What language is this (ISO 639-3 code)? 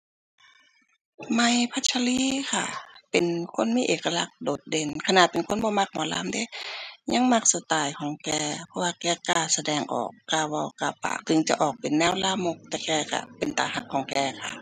tha